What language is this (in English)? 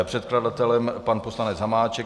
Czech